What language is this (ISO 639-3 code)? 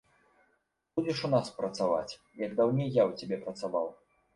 bel